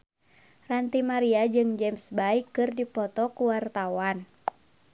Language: Sundanese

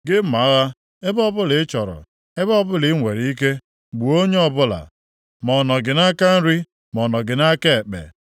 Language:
Igbo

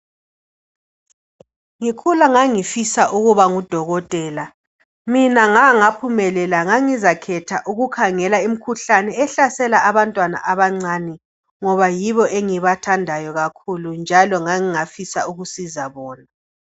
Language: North Ndebele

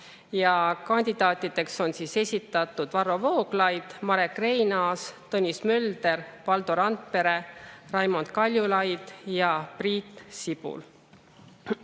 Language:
Estonian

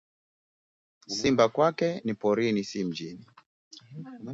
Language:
Swahili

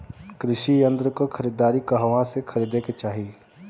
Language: Bhojpuri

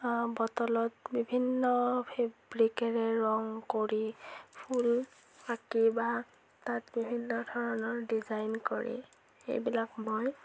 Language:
Assamese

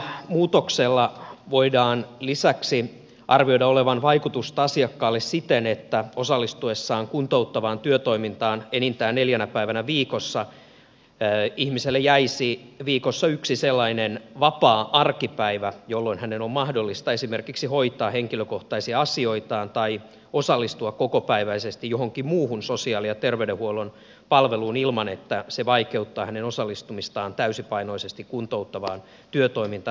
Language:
Finnish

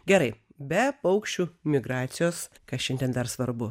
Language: Lithuanian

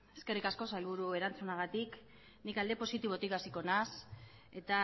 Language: Basque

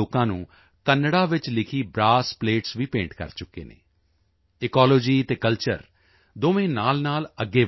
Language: Punjabi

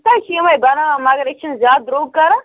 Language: Kashmiri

